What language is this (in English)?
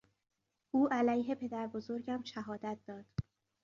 Persian